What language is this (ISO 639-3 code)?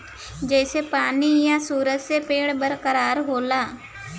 bho